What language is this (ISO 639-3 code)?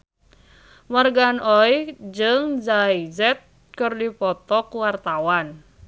sun